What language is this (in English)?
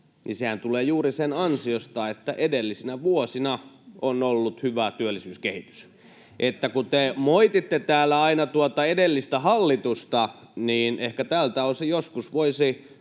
Finnish